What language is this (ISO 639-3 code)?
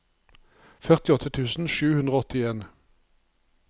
nor